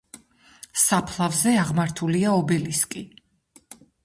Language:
Georgian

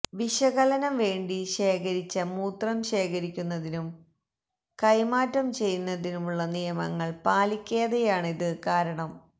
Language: Malayalam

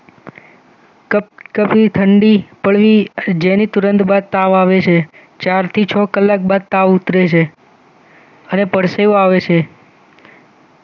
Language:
Gujarati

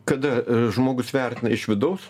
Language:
Lithuanian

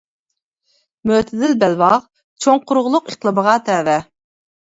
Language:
Uyghur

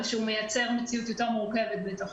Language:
Hebrew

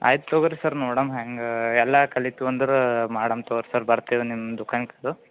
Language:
Kannada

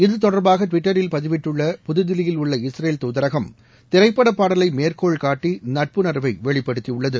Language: Tamil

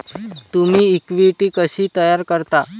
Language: Marathi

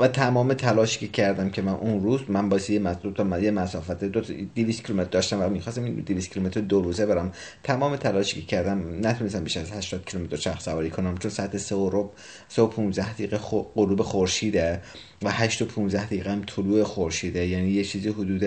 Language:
Persian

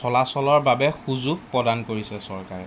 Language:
Assamese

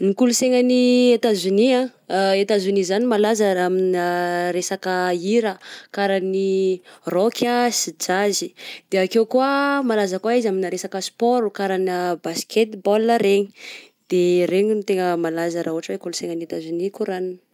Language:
Southern Betsimisaraka Malagasy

